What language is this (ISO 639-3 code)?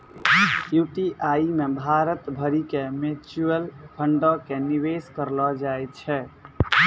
mai